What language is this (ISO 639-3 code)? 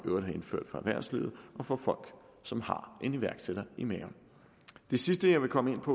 dan